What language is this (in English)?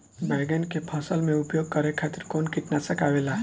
Bhojpuri